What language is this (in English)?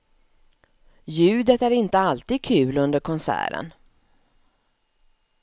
Swedish